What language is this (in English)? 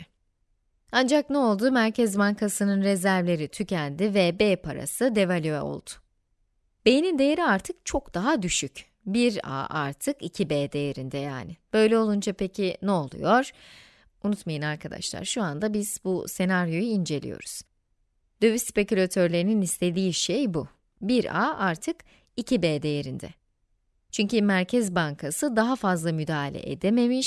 Turkish